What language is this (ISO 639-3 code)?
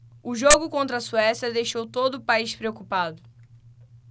por